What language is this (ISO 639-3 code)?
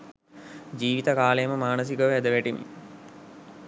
sin